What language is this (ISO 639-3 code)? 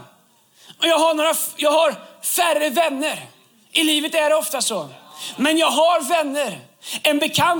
swe